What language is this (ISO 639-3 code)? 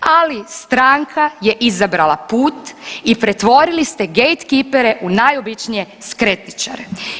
hrv